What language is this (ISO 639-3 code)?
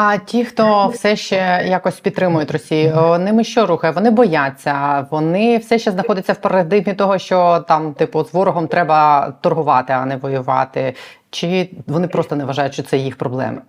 ukr